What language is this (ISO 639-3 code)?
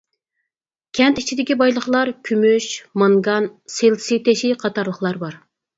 uig